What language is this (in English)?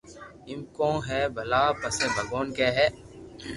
Loarki